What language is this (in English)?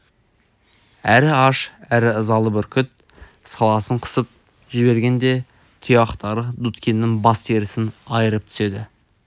Kazakh